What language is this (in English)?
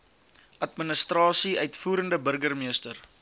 Afrikaans